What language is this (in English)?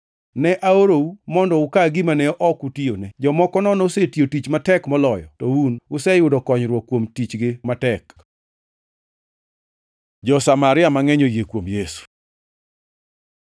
Luo (Kenya and Tanzania)